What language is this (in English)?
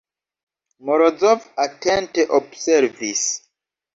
Esperanto